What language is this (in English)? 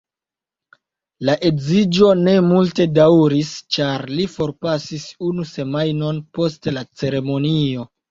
Esperanto